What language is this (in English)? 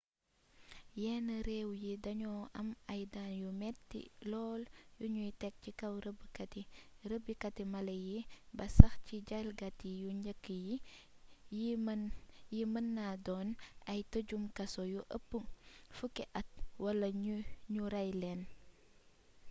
Wolof